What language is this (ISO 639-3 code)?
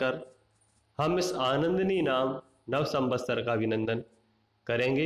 hin